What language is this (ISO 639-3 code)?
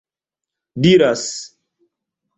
epo